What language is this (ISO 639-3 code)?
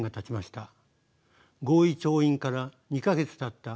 jpn